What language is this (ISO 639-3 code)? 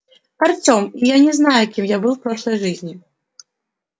rus